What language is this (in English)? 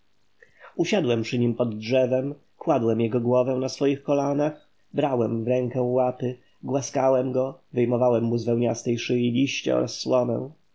Polish